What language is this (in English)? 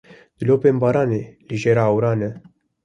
Kurdish